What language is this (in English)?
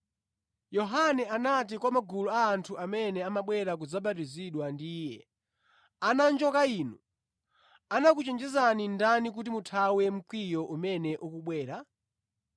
Nyanja